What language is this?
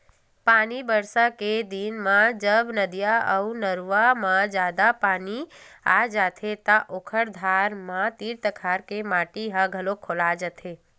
Chhattisgarhi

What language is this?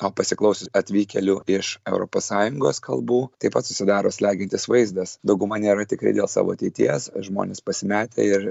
Lithuanian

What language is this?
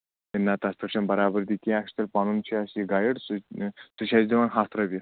Kashmiri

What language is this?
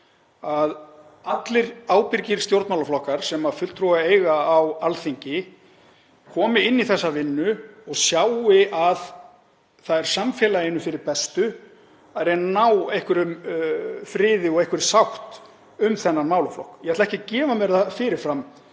Icelandic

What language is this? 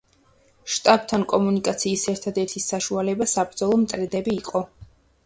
Georgian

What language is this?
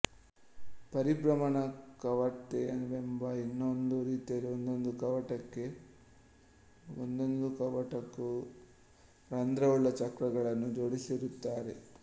Kannada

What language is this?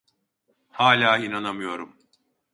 Turkish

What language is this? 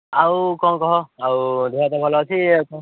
Odia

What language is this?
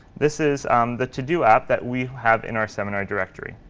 English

